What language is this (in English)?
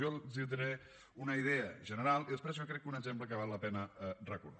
Catalan